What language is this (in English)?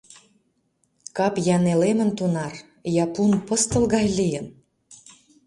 Mari